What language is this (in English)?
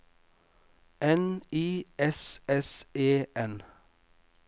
Norwegian